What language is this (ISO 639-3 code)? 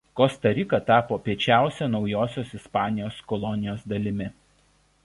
lit